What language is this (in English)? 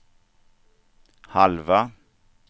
Swedish